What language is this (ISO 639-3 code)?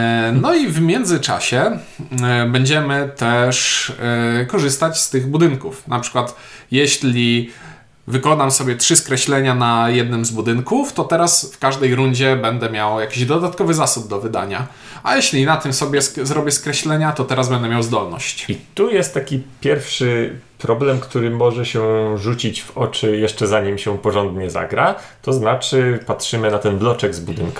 pol